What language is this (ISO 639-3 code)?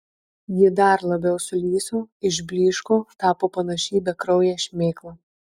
lit